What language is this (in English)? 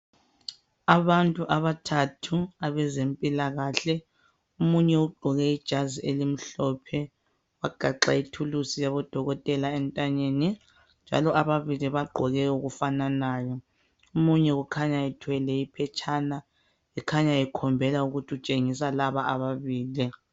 North Ndebele